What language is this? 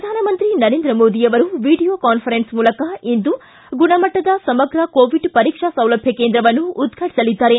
Kannada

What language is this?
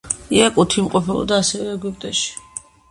Georgian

